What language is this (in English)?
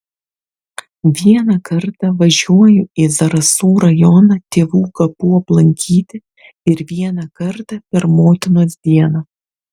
Lithuanian